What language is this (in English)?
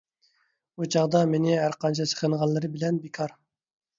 Uyghur